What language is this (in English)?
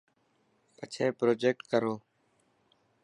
Dhatki